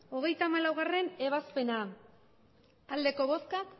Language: Basque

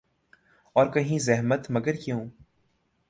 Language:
Urdu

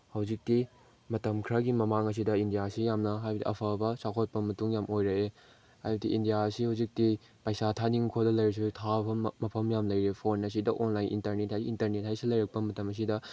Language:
Manipuri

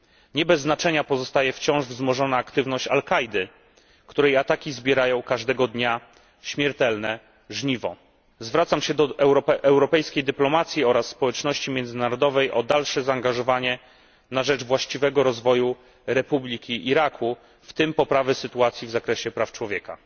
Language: Polish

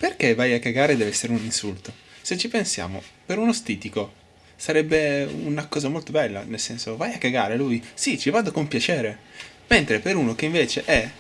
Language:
Italian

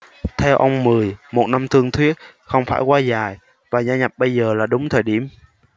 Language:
Vietnamese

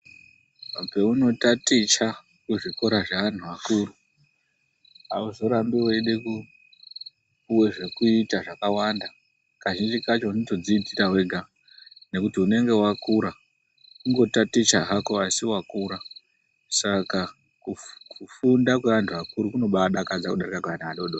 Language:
Ndau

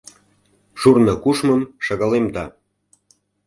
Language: Mari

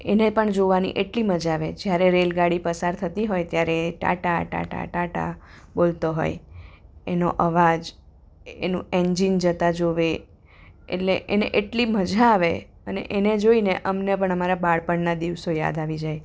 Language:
Gujarati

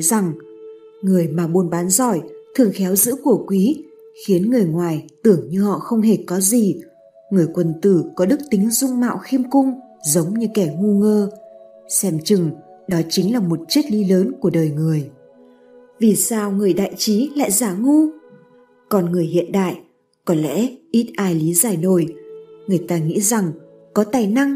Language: Vietnamese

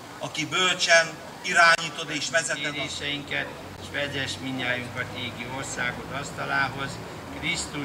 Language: Hungarian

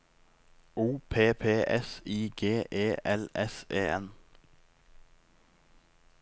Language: Norwegian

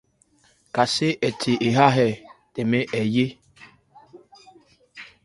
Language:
Ebrié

